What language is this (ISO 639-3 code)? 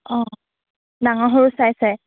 asm